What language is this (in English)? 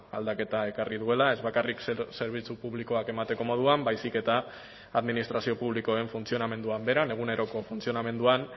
Basque